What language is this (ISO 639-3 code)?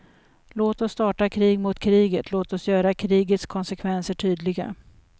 swe